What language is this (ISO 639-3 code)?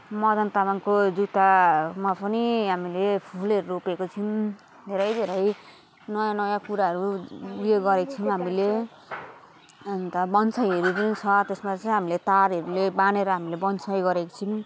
nep